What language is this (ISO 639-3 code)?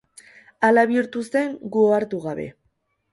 eus